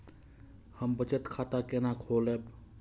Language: Maithili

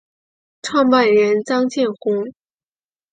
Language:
Chinese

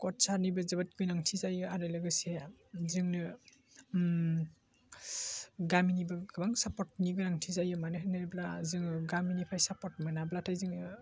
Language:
Bodo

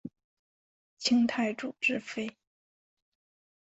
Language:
Chinese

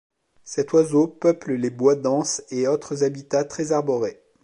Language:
French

